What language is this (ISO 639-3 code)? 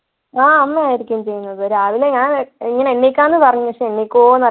mal